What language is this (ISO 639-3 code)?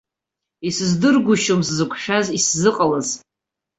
abk